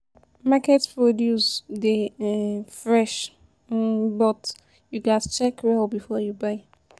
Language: Nigerian Pidgin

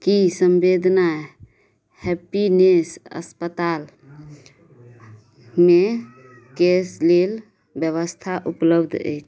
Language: Maithili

